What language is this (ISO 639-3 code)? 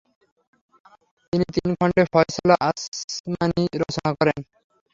ben